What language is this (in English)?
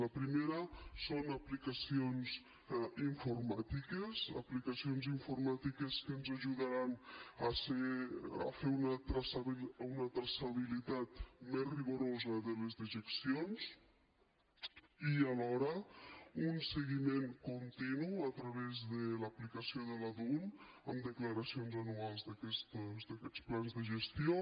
Catalan